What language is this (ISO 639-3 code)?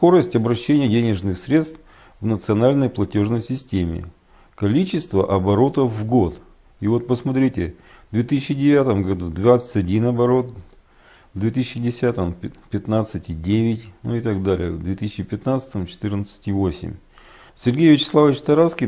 rus